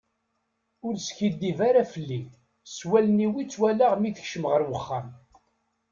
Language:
Kabyle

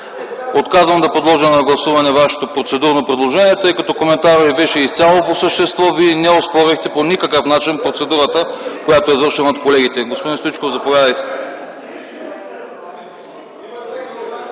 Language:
Bulgarian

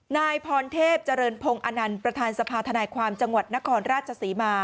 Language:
Thai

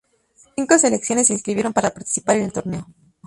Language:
Spanish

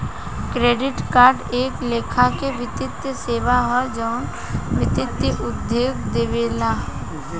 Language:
Bhojpuri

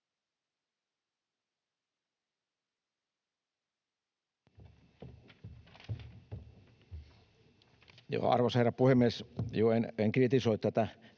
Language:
Finnish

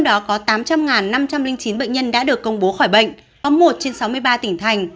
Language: Vietnamese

